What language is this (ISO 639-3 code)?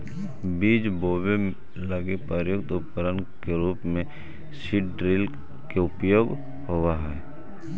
mag